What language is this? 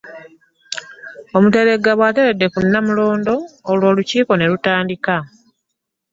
Ganda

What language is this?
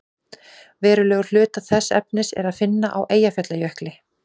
Icelandic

